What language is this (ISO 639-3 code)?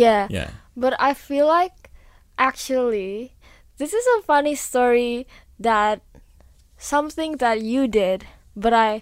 eng